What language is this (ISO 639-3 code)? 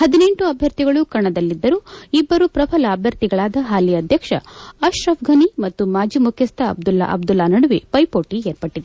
kan